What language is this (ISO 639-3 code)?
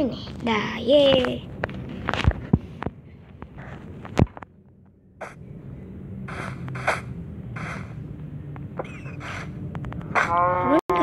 ind